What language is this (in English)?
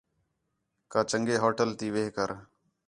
Khetrani